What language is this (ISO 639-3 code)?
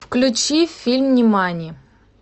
rus